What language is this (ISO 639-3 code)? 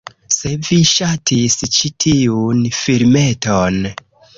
epo